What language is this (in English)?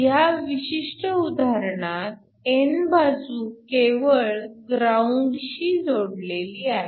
Marathi